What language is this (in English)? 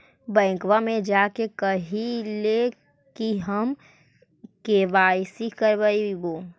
Magahi